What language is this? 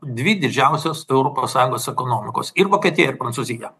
Lithuanian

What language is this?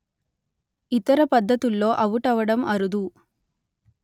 Telugu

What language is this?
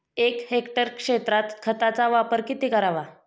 Marathi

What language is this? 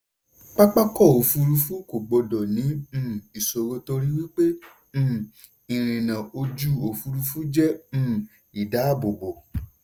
Yoruba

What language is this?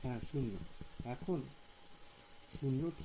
Bangla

